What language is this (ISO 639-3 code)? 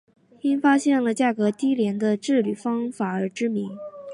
zho